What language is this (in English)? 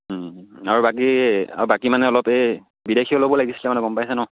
Assamese